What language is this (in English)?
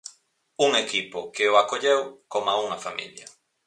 Galician